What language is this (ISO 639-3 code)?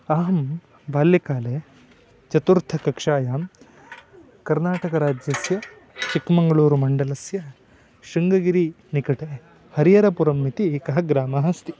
san